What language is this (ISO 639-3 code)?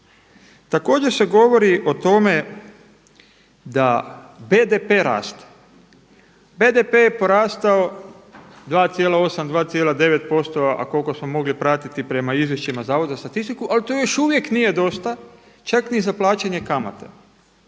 hrv